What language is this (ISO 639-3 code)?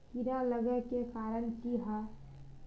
mag